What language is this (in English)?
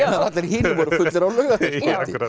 Icelandic